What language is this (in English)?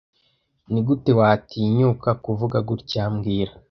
Kinyarwanda